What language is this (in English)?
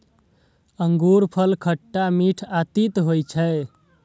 Maithili